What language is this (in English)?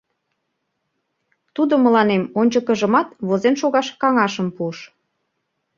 Mari